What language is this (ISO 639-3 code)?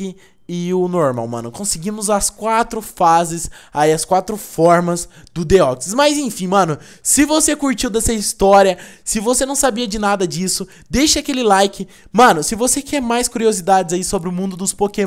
por